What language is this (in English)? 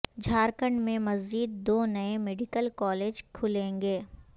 Urdu